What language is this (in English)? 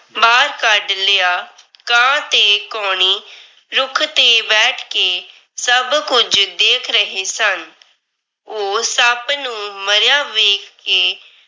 Punjabi